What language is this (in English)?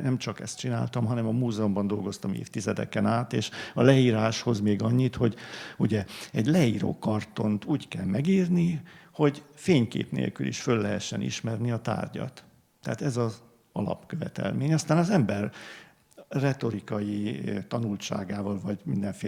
Hungarian